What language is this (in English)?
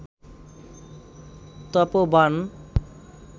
Bangla